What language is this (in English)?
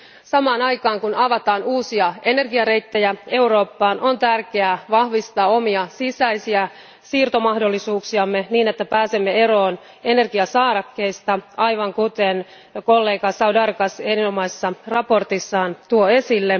Finnish